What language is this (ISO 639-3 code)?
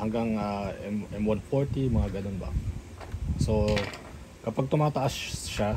fil